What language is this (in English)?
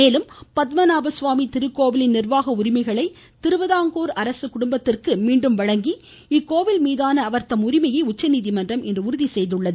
Tamil